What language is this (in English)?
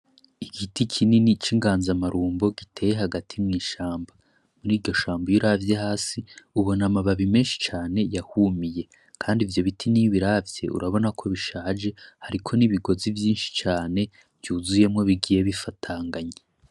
Rundi